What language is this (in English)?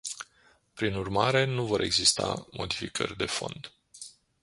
Romanian